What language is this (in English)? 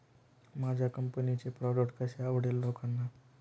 Marathi